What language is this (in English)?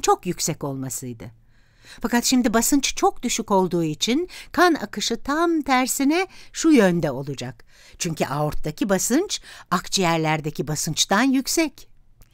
Turkish